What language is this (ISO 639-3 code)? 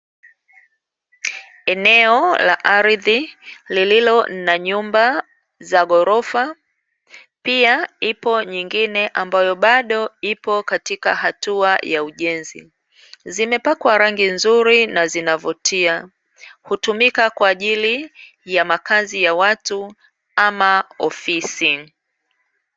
swa